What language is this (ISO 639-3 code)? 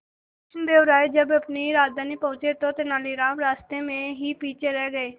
hin